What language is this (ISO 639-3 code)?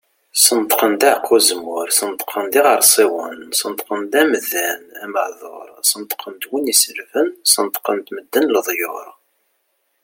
kab